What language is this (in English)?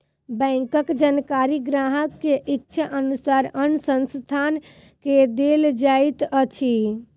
Maithili